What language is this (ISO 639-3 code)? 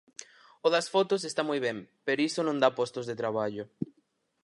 glg